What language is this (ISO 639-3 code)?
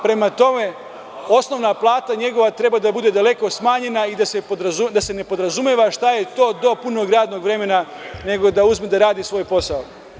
srp